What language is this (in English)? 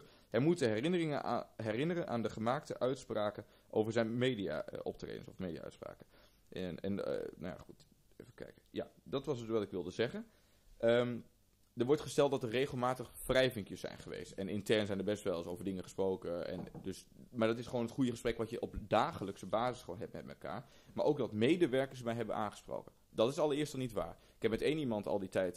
Dutch